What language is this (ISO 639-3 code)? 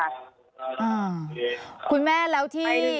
tha